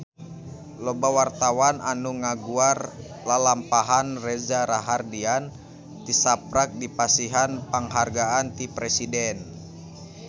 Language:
Sundanese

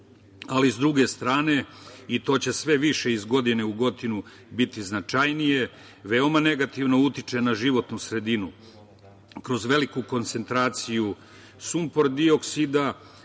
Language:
Serbian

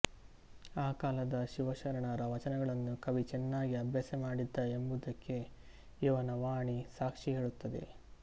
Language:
Kannada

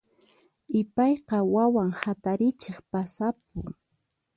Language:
Puno Quechua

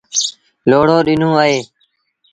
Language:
Sindhi Bhil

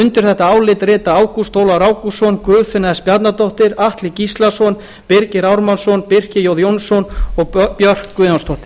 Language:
Icelandic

